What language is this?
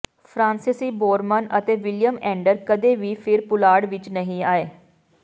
Punjabi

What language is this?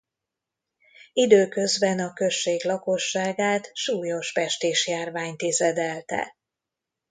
Hungarian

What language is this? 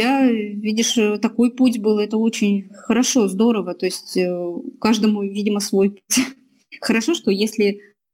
Russian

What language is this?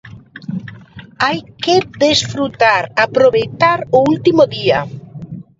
Galician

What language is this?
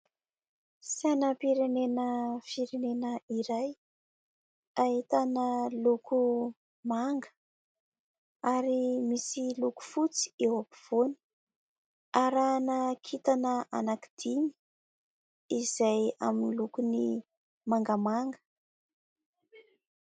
Malagasy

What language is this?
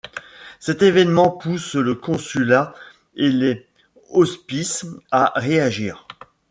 French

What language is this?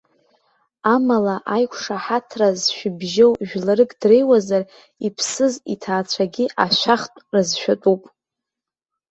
Abkhazian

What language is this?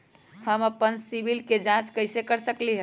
Magahi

